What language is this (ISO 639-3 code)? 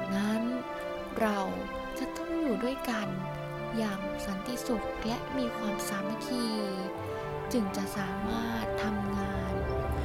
tha